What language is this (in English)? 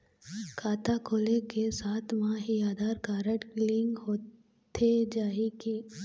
Chhattisgarhi